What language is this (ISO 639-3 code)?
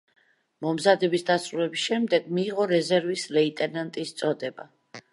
kat